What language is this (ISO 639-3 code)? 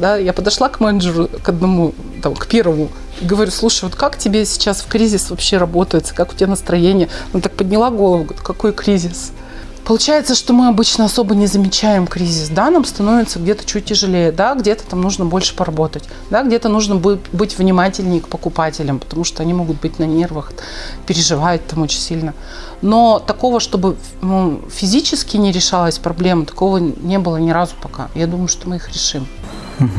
rus